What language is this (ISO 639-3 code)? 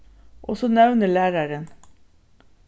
fao